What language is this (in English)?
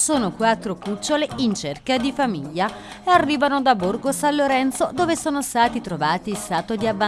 Italian